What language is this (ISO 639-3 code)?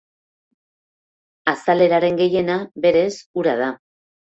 eus